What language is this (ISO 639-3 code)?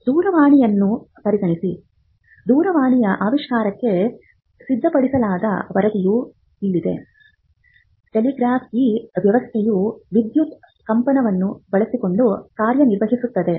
kan